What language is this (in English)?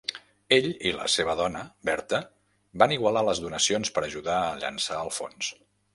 Catalan